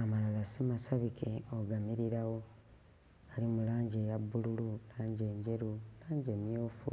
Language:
Ganda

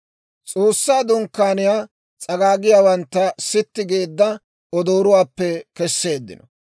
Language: Dawro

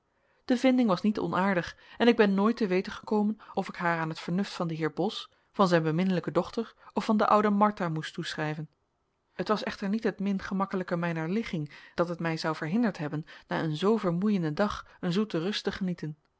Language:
Dutch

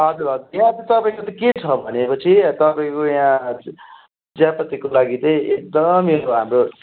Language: Nepali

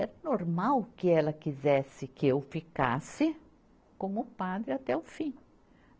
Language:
Portuguese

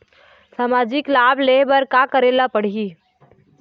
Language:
Chhattisgarhi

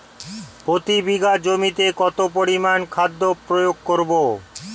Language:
Bangla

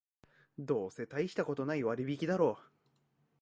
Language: Japanese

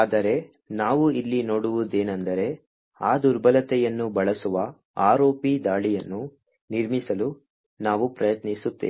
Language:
Kannada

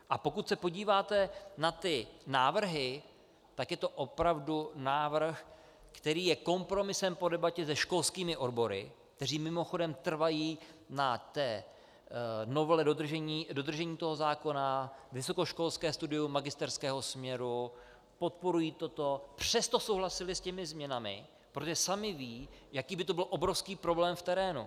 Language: Czech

